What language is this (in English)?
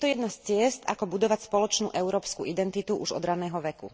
Slovak